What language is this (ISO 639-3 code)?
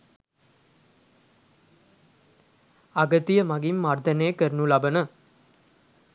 sin